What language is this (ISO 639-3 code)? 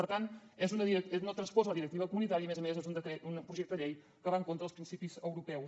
cat